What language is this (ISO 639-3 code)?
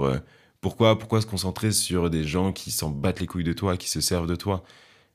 fra